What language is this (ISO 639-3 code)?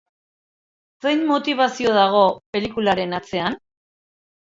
eus